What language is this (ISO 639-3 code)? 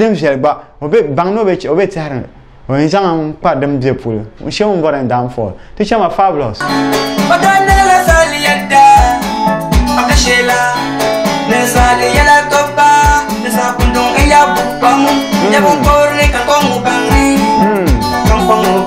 ita